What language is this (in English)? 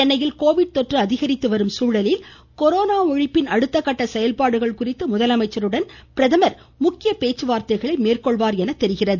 Tamil